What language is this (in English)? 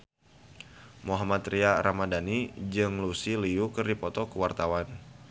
Sundanese